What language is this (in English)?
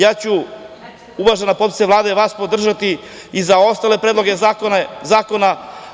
Serbian